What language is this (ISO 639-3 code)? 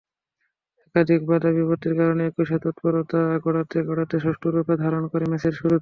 ben